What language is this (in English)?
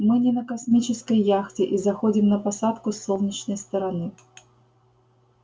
Russian